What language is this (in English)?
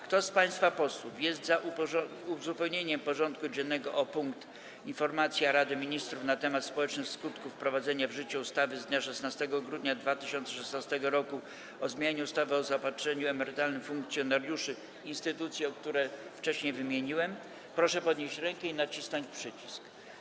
Polish